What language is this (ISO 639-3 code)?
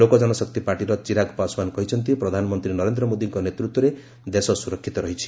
ori